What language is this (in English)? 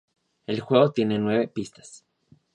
Spanish